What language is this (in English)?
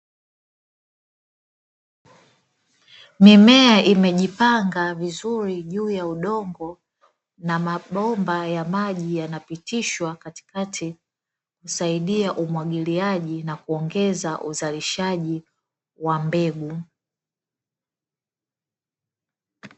Swahili